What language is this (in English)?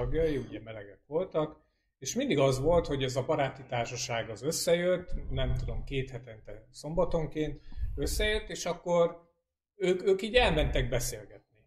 Hungarian